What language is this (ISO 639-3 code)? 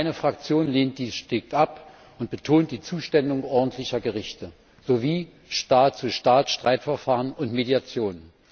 deu